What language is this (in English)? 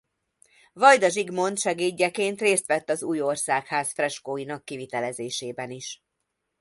Hungarian